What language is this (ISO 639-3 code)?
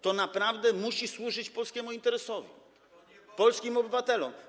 pol